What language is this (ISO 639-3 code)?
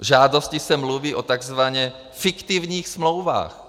ces